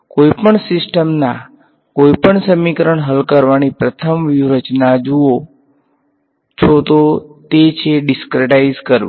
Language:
Gujarati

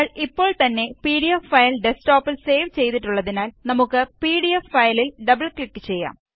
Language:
Malayalam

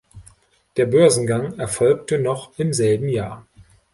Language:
German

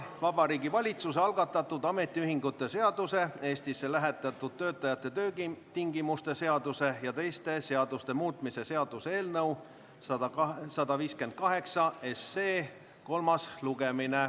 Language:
Estonian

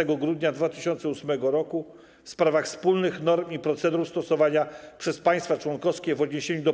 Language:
Polish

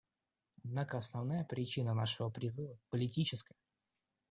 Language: Russian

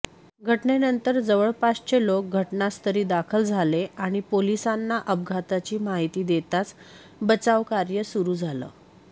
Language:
Marathi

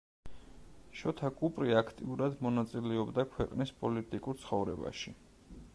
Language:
Georgian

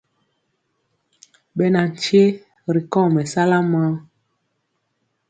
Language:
Mpiemo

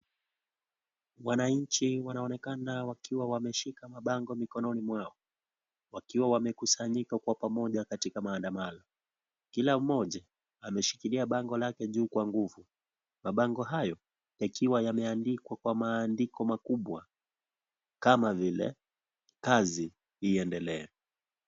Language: Swahili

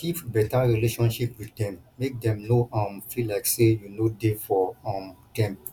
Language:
Nigerian Pidgin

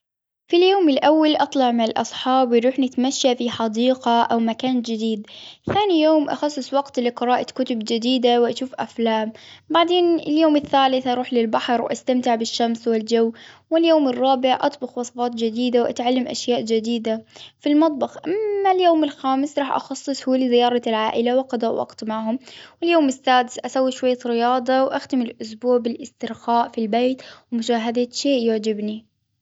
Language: Hijazi Arabic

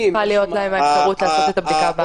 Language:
Hebrew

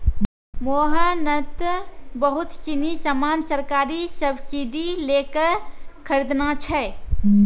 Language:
Maithili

